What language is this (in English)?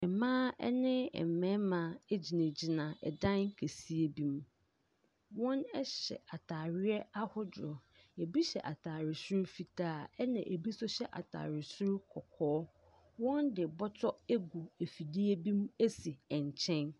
Akan